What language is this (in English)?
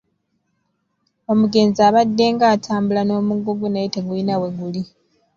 Ganda